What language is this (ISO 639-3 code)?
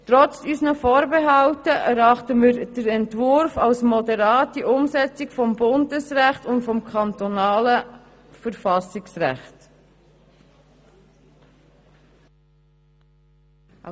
gsw